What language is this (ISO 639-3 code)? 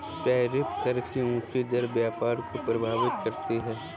hin